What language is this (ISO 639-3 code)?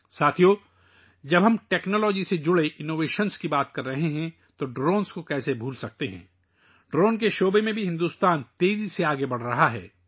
urd